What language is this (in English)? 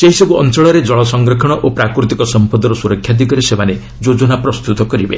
Odia